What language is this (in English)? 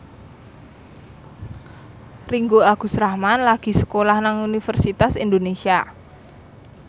Javanese